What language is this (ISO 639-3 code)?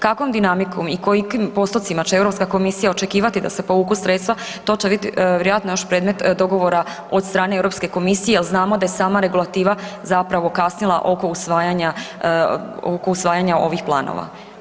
hrv